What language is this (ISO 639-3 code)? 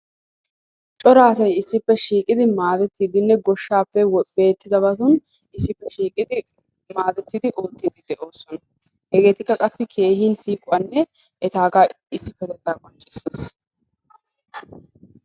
wal